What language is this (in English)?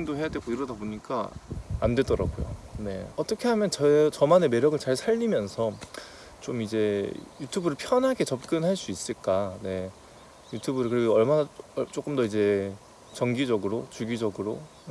Korean